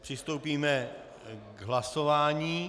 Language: Czech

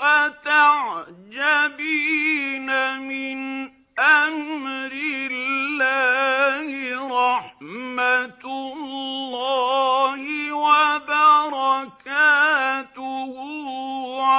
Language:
Arabic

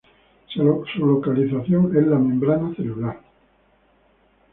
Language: Spanish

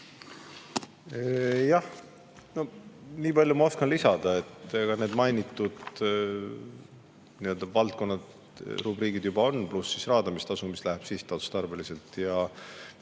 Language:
Estonian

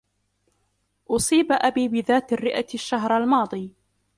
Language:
Arabic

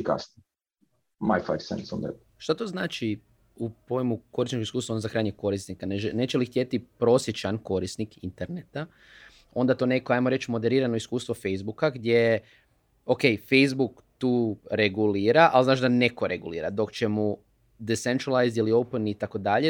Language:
Croatian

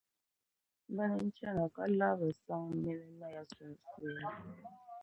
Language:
Dagbani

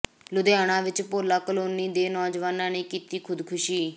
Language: Punjabi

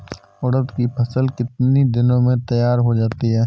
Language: Hindi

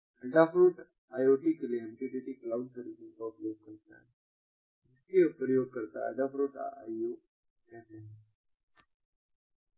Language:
Hindi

